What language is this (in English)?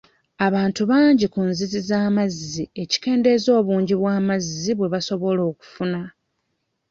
Ganda